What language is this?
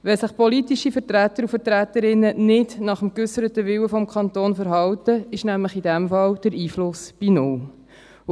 Swiss German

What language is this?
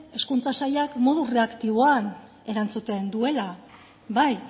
Basque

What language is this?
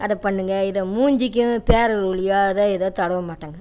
Tamil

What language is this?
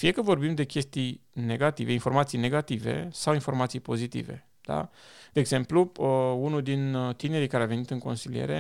Romanian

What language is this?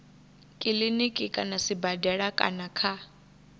Venda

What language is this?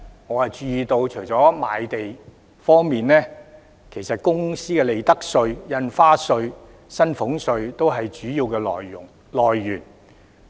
Cantonese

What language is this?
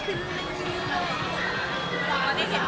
Thai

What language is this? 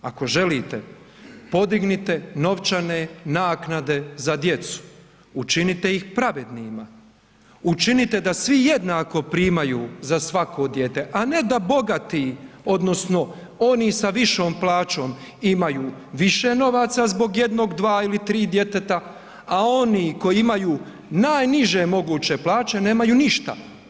Croatian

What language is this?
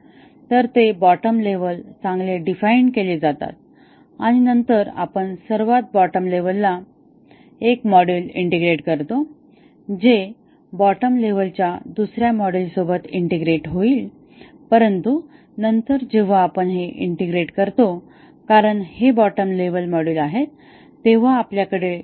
Marathi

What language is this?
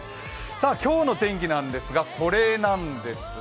Japanese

